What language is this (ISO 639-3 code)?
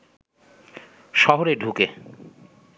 ben